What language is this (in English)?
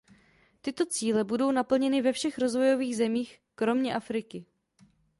Czech